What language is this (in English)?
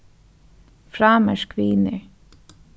Faroese